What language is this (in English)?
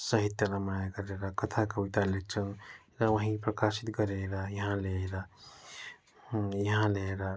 Nepali